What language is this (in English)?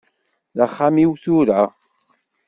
Kabyle